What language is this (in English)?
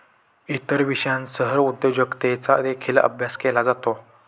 Marathi